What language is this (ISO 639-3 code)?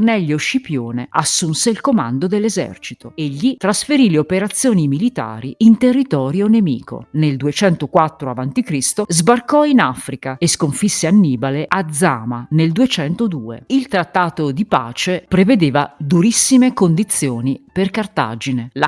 ita